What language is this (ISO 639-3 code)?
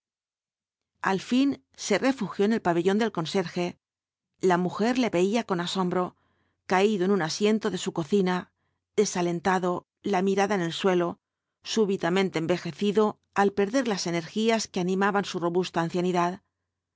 spa